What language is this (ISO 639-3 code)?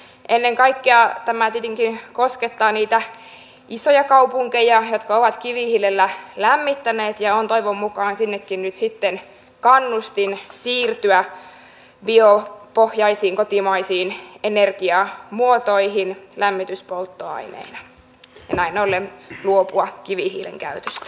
fin